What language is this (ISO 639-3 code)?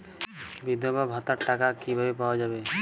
ben